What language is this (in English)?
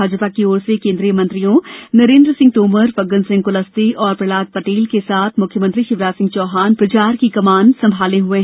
Hindi